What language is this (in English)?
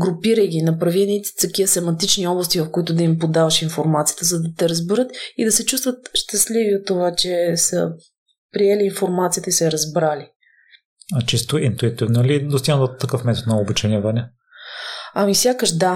Bulgarian